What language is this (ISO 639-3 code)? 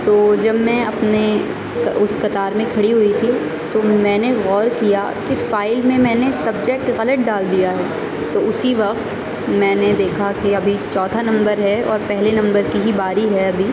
urd